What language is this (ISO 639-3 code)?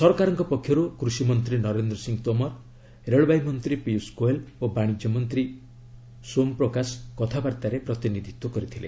ori